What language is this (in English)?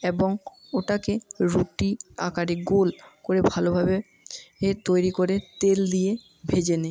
Bangla